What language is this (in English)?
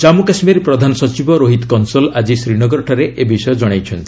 Odia